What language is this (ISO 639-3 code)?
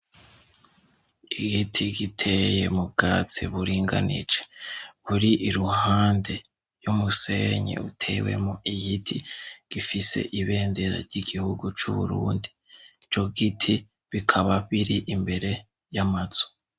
run